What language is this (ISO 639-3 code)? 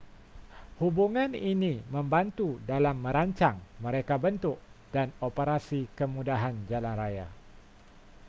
msa